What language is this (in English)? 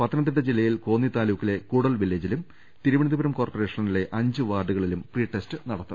Malayalam